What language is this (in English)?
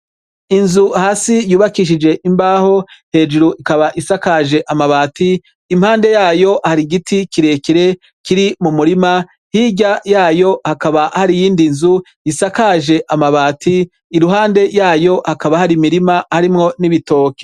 Rundi